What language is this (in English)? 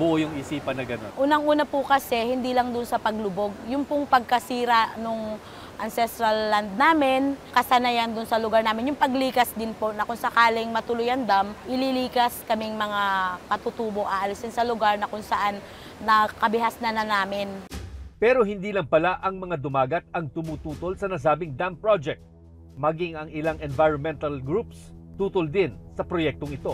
Filipino